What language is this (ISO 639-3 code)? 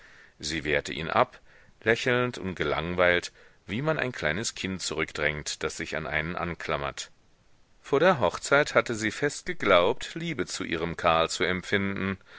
deu